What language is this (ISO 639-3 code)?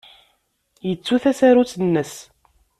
kab